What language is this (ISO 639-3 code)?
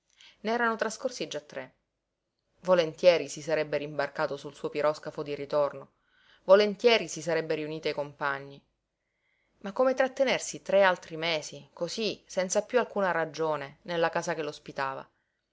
ita